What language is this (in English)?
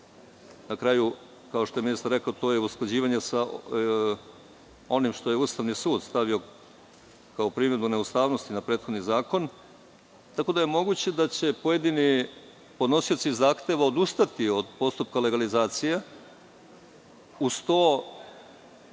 Serbian